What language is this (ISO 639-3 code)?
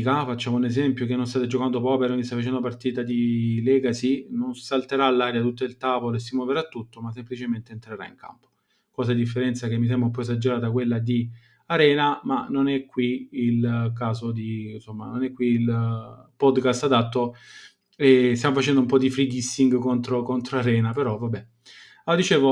ita